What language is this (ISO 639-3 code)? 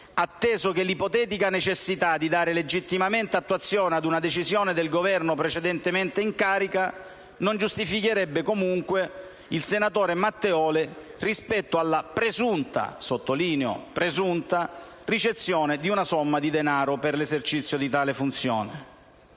ita